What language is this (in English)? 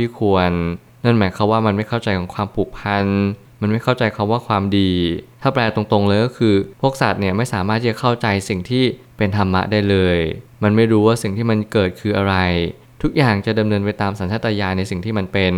Thai